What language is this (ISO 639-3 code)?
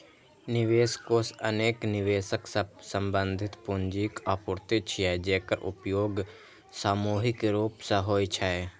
mai